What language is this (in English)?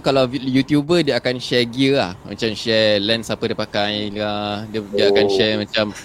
Malay